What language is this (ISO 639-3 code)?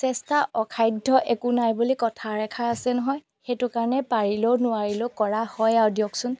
asm